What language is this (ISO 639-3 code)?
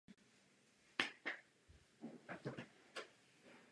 ces